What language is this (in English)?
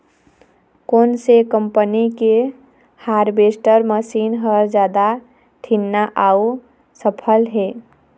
Chhattisgarhi